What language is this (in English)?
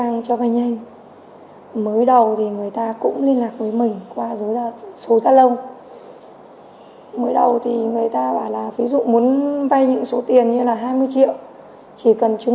Vietnamese